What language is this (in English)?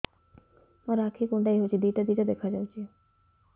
Odia